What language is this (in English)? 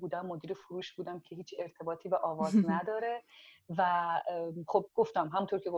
Persian